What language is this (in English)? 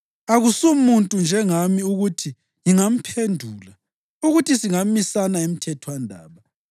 North Ndebele